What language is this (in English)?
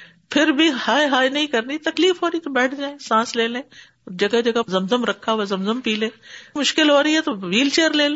Urdu